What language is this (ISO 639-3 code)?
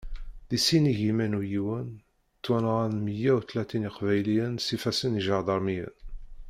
kab